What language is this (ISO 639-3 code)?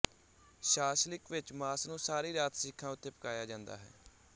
pan